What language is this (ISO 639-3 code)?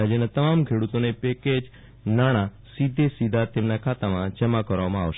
guj